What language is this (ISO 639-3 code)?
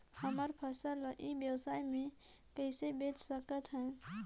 hne